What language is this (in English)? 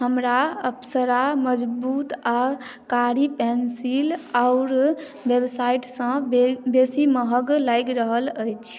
Maithili